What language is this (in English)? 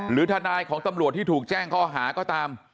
Thai